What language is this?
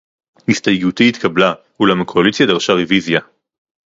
Hebrew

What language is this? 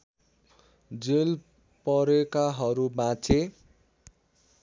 Nepali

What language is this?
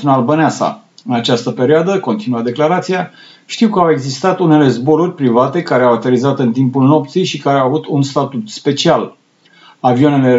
Romanian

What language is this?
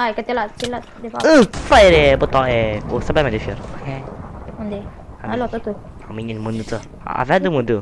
Romanian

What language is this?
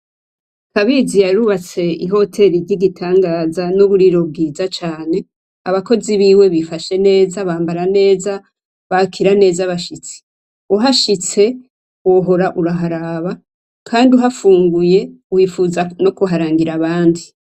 Rundi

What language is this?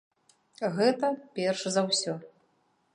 Belarusian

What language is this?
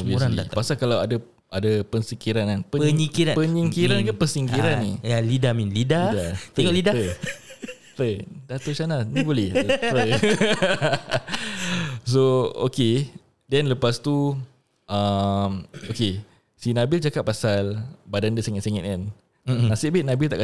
Malay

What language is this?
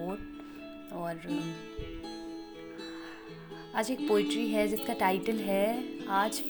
Hindi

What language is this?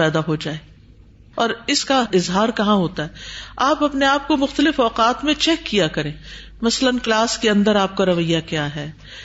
Urdu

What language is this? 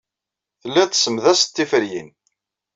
Kabyle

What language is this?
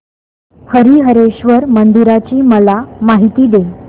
Marathi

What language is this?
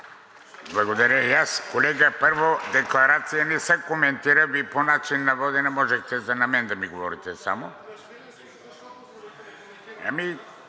Bulgarian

